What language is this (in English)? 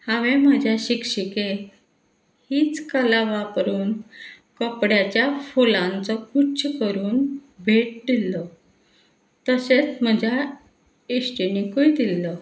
Konkani